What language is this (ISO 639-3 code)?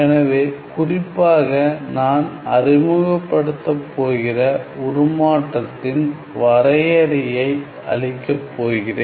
tam